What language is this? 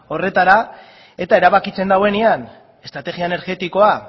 Basque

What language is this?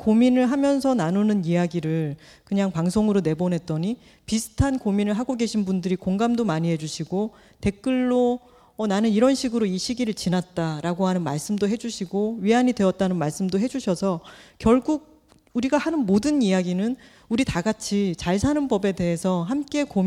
Korean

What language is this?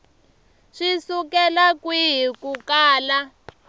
Tsonga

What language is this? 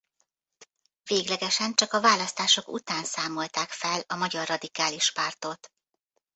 Hungarian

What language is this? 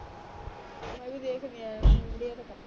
Punjabi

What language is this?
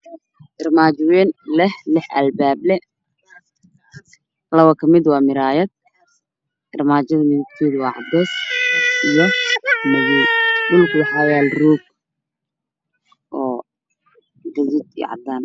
Somali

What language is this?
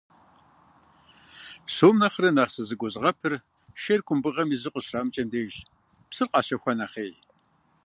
Kabardian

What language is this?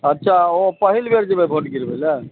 Maithili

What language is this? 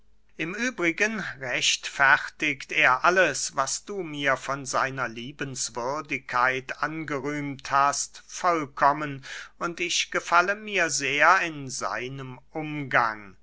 German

